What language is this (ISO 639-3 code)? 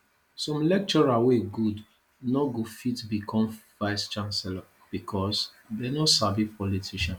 pcm